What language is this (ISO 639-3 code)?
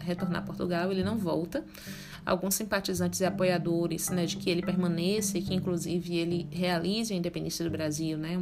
por